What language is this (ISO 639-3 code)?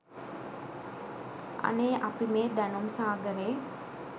sin